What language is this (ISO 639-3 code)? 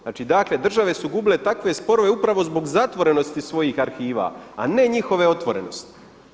hrv